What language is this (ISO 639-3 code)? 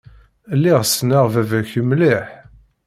kab